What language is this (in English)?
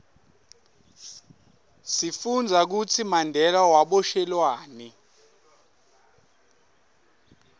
Swati